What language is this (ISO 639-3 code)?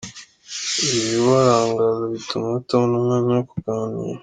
kin